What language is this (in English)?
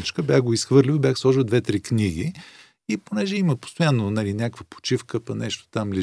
Bulgarian